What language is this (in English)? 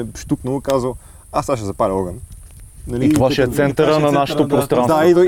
Bulgarian